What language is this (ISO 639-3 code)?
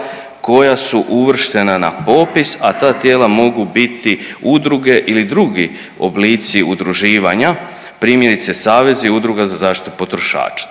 hrv